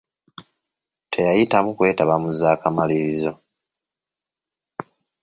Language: Ganda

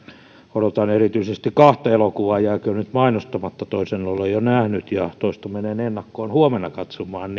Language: Finnish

